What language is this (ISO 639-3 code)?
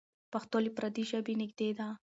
pus